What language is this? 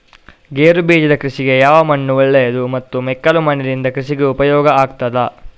Kannada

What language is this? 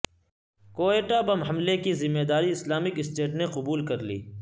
Urdu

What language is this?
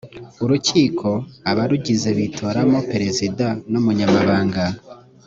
Kinyarwanda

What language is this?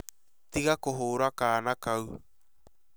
Kikuyu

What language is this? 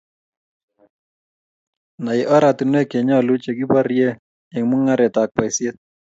Kalenjin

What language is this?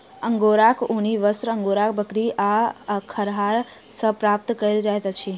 Maithili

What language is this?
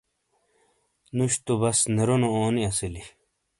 Shina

